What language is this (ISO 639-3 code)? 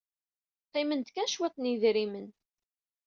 kab